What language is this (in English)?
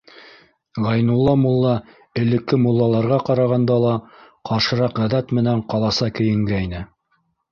Bashkir